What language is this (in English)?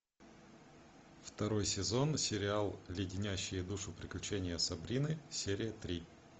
Russian